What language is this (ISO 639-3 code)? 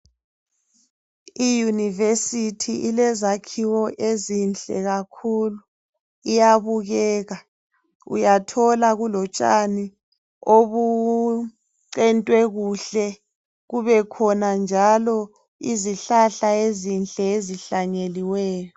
nde